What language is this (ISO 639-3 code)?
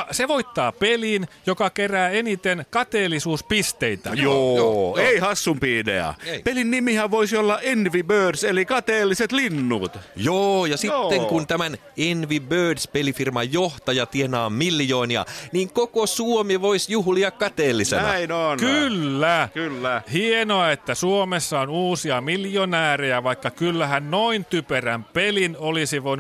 fin